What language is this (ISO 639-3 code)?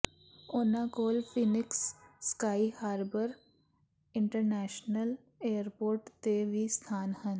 pan